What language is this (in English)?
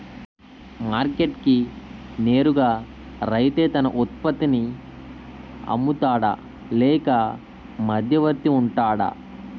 Telugu